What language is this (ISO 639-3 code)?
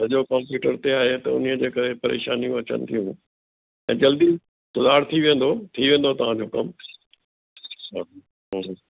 snd